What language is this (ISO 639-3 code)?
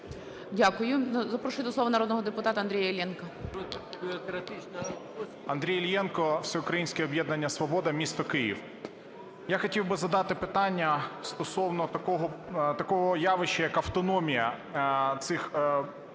ukr